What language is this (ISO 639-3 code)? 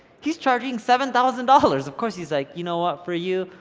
eng